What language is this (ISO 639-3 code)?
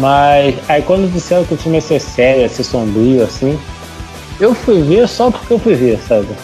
por